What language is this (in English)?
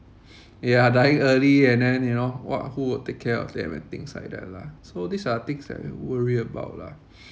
English